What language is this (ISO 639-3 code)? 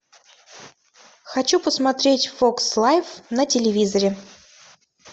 rus